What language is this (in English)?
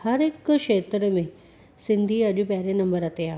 Sindhi